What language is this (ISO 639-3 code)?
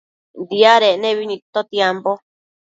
mcf